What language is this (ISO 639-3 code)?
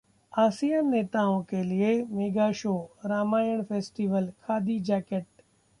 hin